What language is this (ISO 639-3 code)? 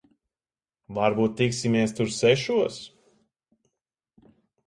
lav